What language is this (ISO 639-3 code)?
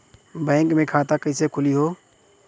bho